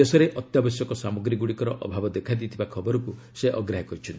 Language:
Odia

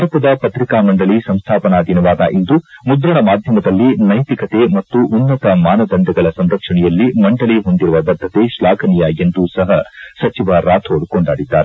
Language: Kannada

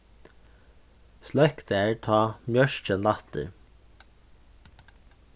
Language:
Faroese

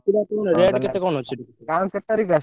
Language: Odia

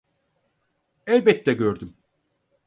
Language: Turkish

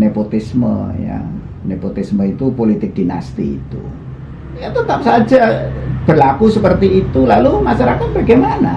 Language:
Indonesian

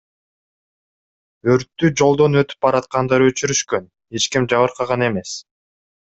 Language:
Kyrgyz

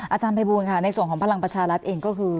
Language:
Thai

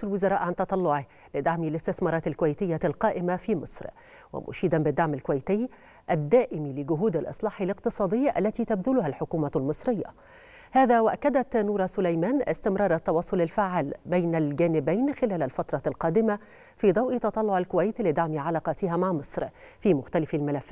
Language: Arabic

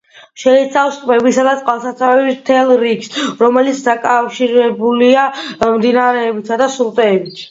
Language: Georgian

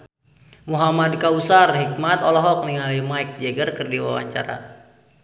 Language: Sundanese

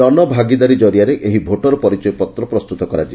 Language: Odia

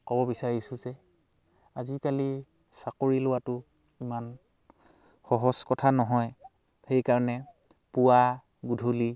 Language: Assamese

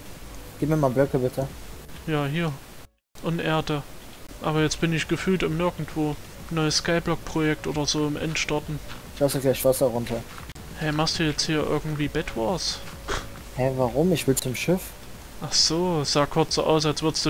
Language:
German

